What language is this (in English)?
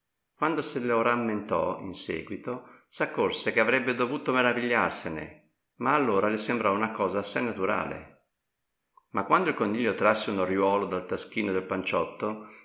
Italian